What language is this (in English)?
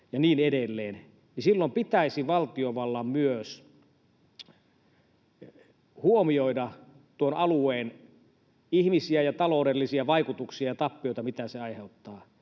Finnish